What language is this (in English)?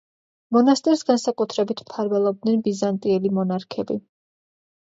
Georgian